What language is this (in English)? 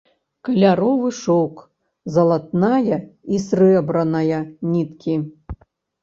Belarusian